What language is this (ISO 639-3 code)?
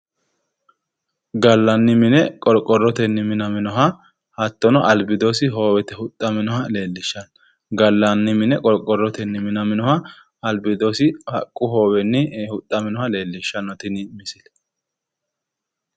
sid